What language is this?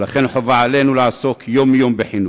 Hebrew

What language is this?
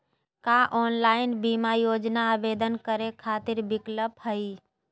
Magahi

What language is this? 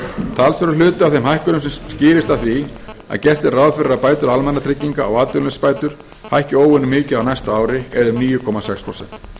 Icelandic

